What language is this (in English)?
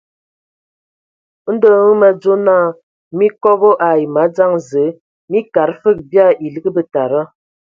Ewondo